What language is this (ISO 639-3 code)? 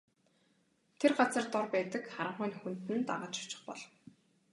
mon